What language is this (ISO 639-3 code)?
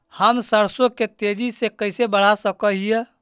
mag